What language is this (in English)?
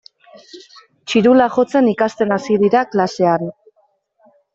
Basque